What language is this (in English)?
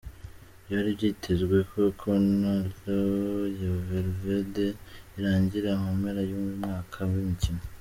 Kinyarwanda